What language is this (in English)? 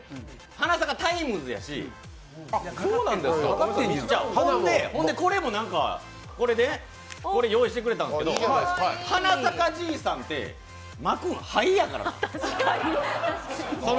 Japanese